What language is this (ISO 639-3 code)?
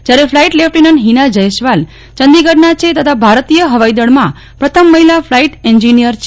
guj